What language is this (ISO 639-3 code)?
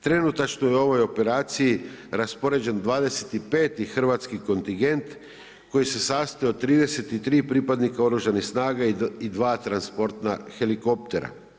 hrv